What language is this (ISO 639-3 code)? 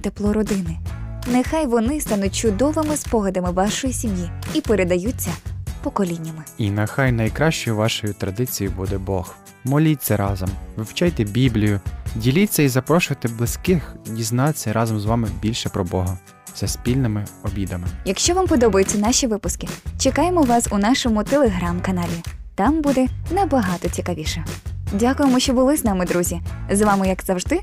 ukr